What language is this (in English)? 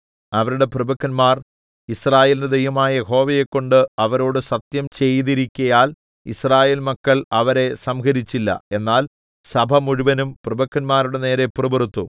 Malayalam